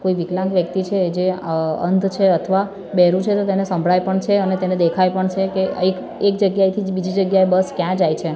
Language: Gujarati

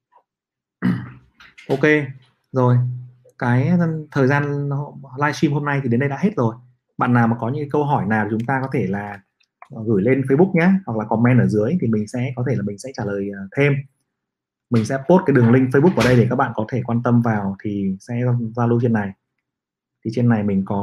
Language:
Vietnamese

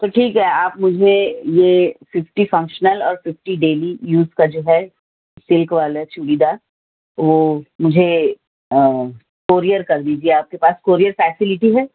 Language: Urdu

